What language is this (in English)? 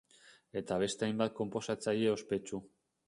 Basque